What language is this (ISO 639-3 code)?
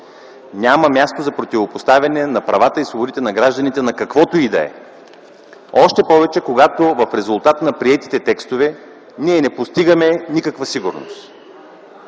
bul